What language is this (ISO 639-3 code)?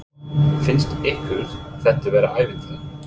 isl